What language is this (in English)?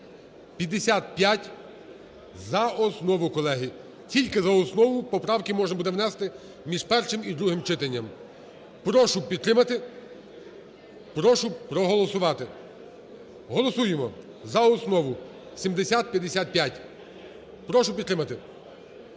Ukrainian